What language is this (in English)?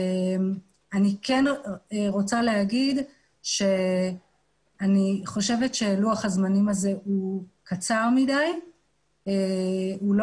Hebrew